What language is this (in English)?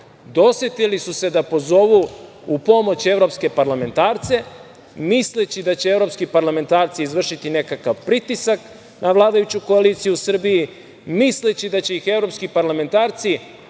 Serbian